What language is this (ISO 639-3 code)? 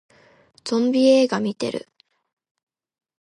jpn